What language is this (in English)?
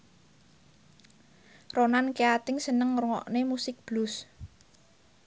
Javanese